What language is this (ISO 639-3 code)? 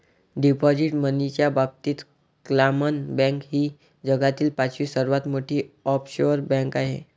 mar